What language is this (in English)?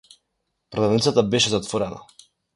Macedonian